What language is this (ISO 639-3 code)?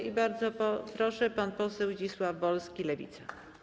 pol